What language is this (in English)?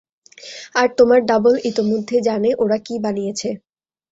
Bangla